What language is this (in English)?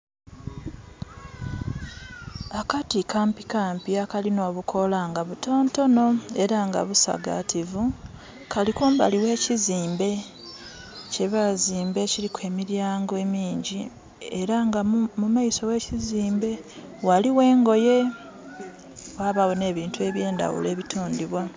Soga